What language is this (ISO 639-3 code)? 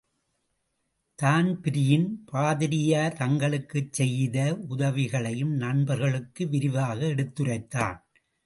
tam